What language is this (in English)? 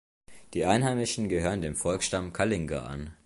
German